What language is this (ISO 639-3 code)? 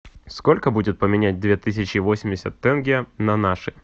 rus